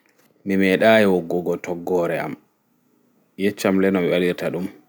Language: Fula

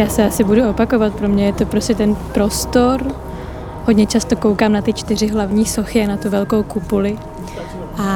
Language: Czech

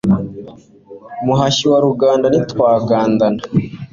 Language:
Kinyarwanda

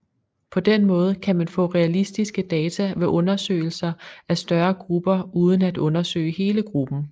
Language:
Danish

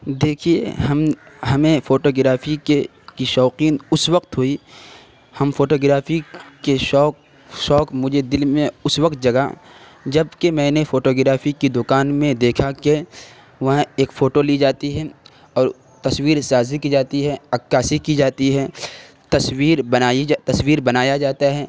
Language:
Urdu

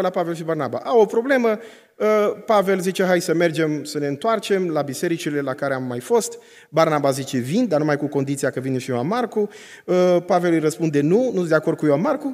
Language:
Romanian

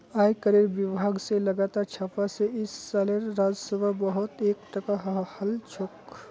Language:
Magahi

